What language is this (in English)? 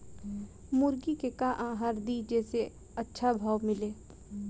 Bhojpuri